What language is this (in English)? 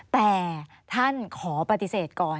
Thai